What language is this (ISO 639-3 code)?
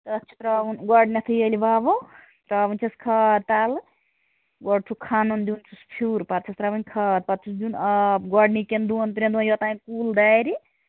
kas